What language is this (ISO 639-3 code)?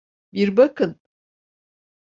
tur